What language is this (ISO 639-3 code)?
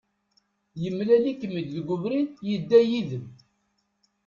kab